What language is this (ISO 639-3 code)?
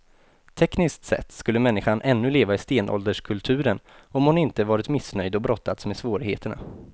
swe